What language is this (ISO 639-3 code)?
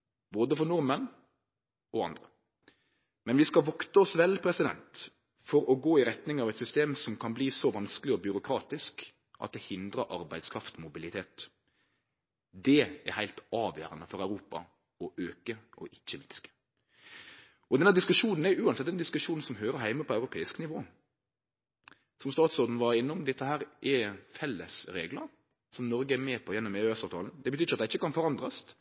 nno